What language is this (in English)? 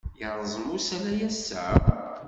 Kabyle